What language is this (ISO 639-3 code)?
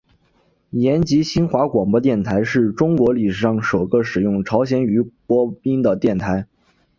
zho